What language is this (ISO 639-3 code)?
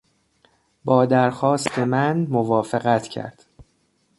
fas